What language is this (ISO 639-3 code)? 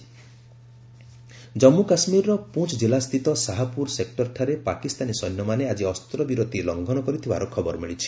ori